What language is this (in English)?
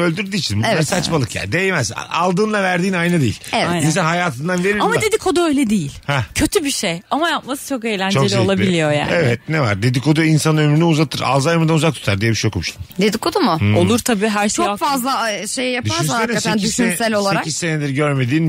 Turkish